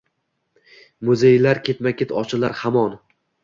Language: Uzbek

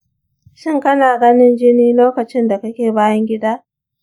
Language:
Hausa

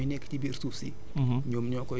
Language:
Wolof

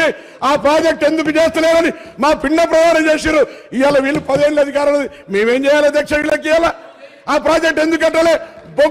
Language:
Telugu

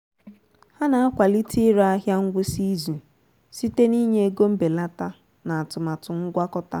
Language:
Igbo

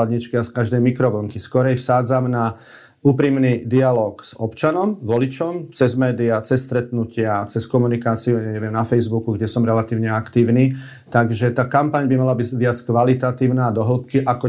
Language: Slovak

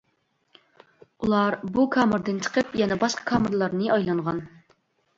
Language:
Uyghur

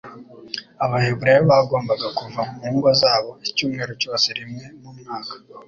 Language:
Kinyarwanda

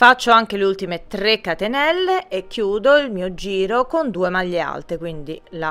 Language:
Italian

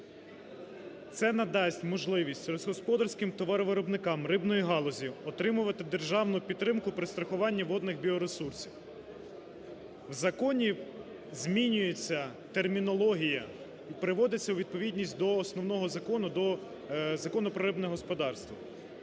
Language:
Ukrainian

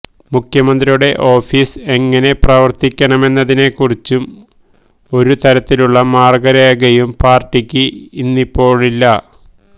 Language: Malayalam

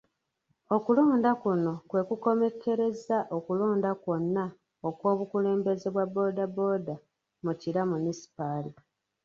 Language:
Ganda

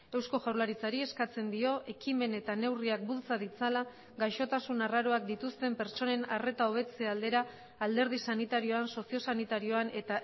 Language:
Basque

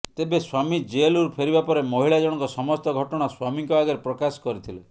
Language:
Odia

